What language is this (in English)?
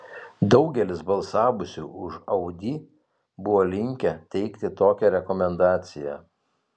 Lithuanian